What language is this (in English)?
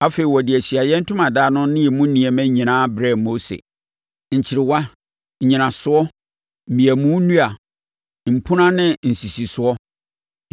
Akan